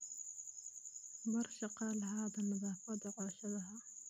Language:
Somali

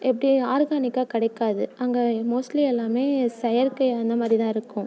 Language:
Tamil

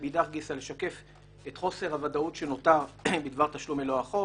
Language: Hebrew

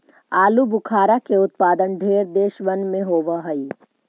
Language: Magahi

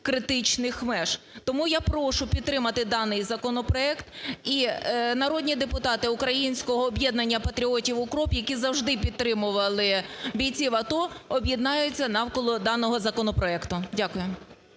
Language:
Ukrainian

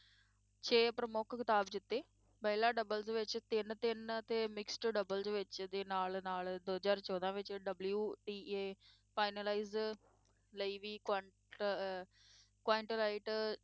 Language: Punjabi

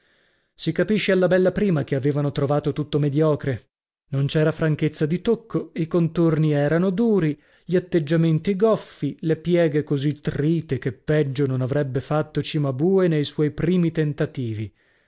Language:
Italian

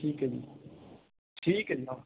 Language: Punjabi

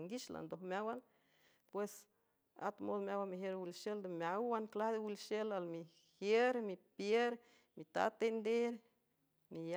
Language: San Francisco Del Mar Huave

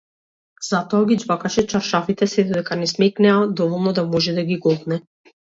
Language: Macedonian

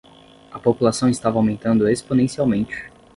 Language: Portuguese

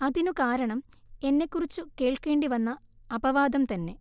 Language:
Malayalam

